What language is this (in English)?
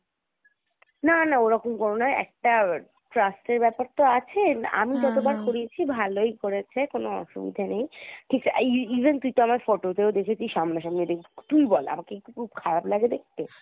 Bangla